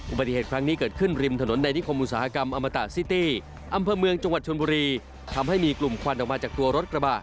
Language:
Thai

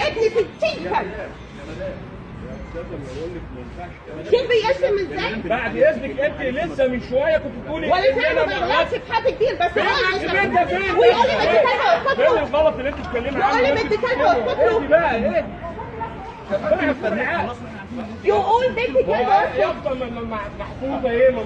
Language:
Arabic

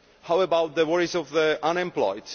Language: English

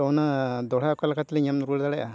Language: Santali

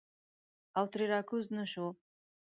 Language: Pashto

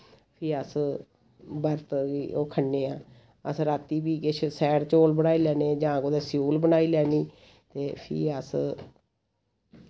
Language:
Dogri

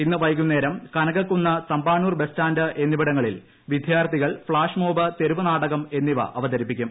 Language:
Malayalam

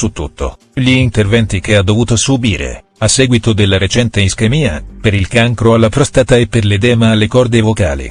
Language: Italian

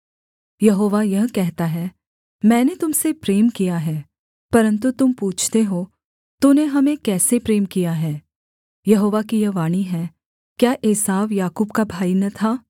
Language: Hindi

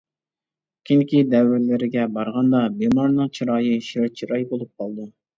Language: Uyghur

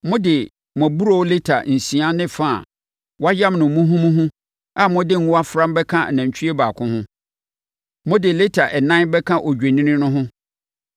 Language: Akan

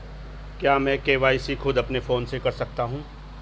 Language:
Hindi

